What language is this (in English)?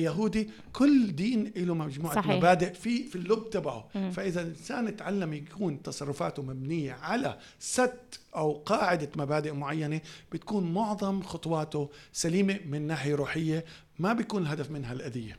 Arabic